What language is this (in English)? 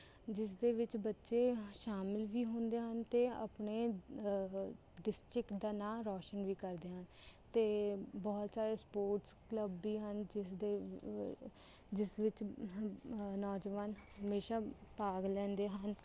Punjabi